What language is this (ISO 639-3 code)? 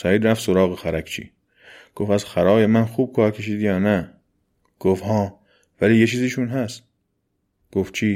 fas